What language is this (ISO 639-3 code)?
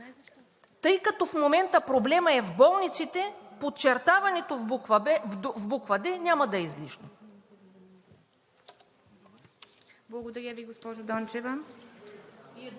bul